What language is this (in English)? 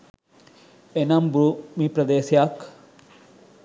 Sinhala